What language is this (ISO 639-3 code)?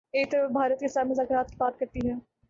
urd